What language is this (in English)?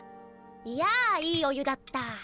Japanese